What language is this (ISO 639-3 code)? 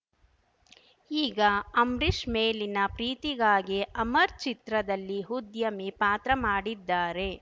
kan